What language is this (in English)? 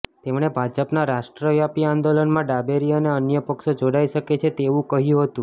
Gujarati